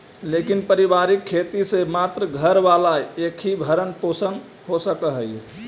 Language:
Magahi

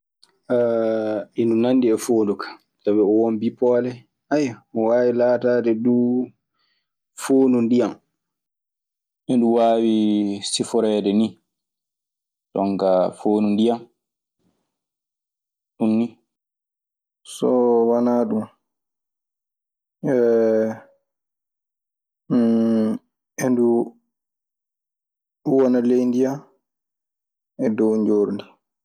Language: Maasina Fulfulde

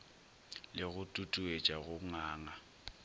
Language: Northern Sotho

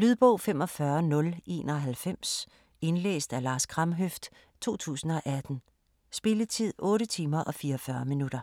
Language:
Danish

